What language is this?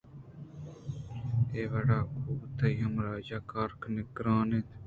Eastern Balochi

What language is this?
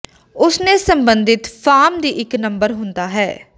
Punjabi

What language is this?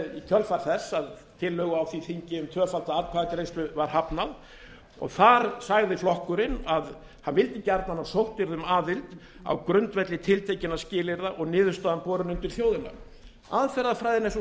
Icelandic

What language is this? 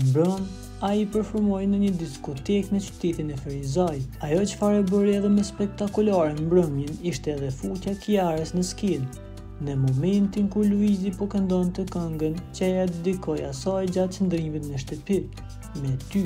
Romanian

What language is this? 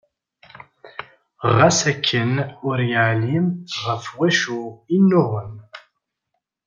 Kabyle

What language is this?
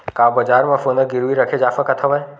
Chhattisgarhi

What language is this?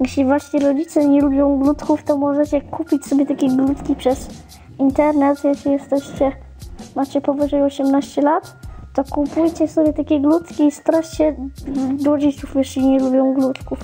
Polish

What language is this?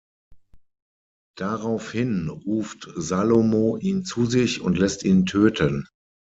German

